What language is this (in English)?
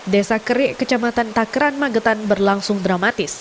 Indonesian